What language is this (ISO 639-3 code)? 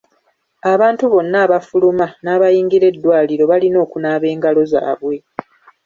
lug